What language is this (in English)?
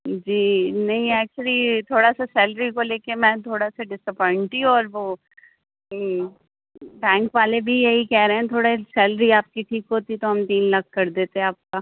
Urdu